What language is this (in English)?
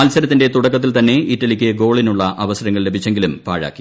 Malayalam